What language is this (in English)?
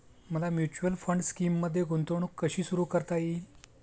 Marathi